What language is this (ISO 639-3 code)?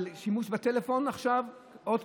heb